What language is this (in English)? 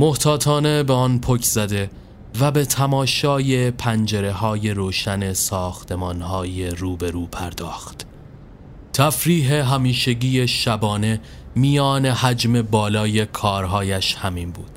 Persian